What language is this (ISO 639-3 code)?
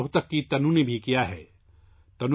urd